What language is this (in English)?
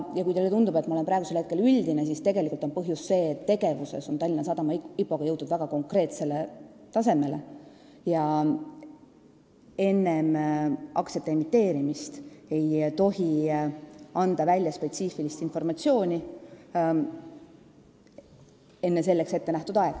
Estonian